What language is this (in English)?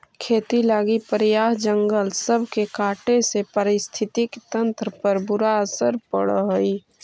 Magahi